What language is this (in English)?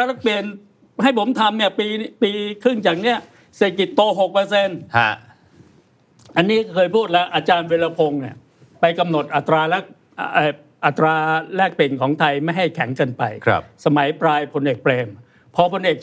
Thai